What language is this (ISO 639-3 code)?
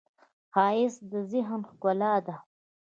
pus